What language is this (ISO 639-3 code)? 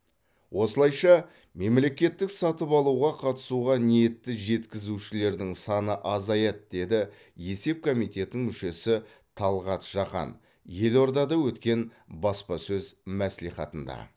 kaz